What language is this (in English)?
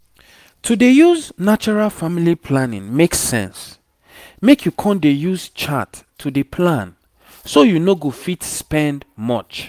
Nigerian Pidgin